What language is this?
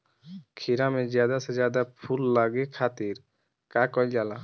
Bhojpuri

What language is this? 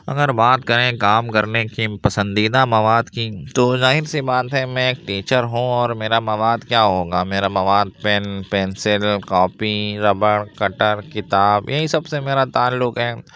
Urdu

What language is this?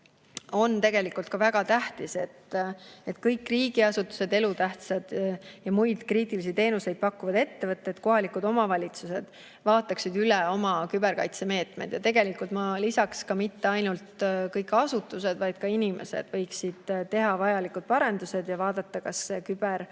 Estonian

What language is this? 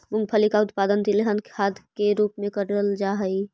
Magahi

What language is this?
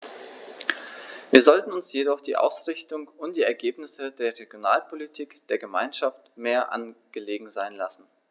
German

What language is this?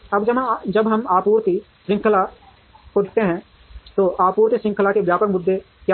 Hindi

